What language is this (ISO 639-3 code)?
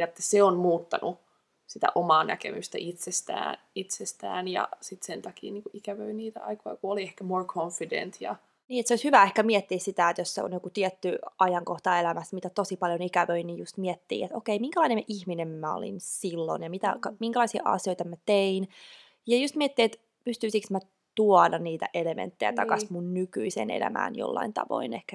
fin